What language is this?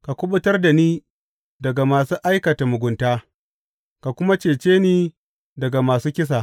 Hausa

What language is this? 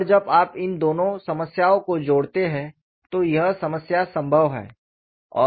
Hindi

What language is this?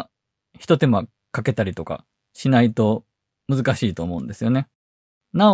Japanese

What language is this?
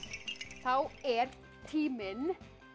Icelandic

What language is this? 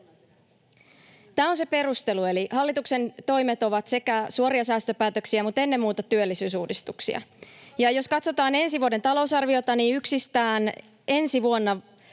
Finnish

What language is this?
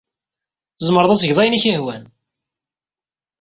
Kabyle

